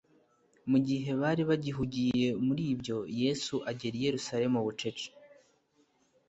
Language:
Kinyarwanda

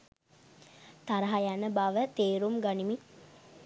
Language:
Sinhala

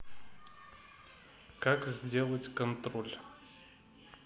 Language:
Russian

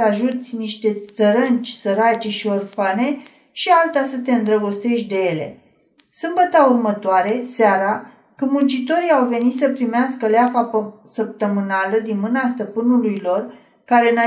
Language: Romanian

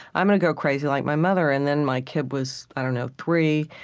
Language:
English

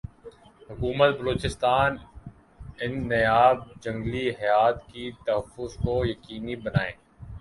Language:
Urdu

